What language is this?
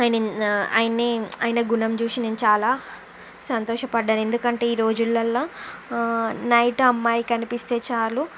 Telugu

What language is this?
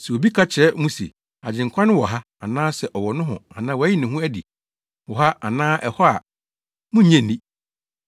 Akan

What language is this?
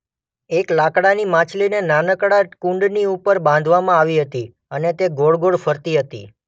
Gujarati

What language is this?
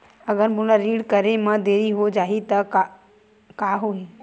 Chhattisgarhi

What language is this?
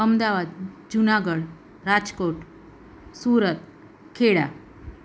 Gujarati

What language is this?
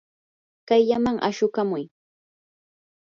Yanahuanca Pasco Quechua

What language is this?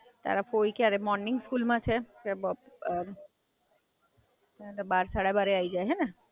Gujarati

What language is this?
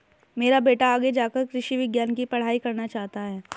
Hindi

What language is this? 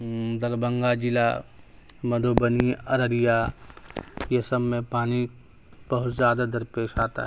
Urdu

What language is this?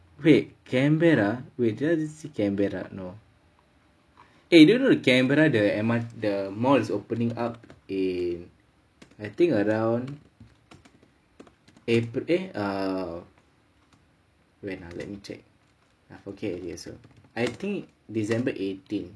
English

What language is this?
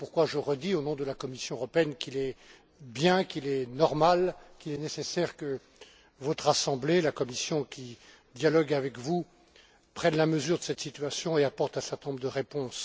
French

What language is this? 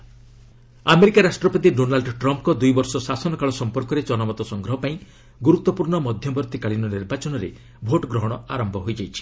Odia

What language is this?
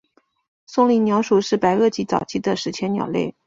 Chinese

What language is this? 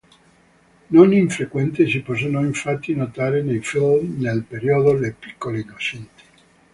Italian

